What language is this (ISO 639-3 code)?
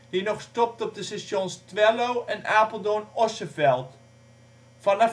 nld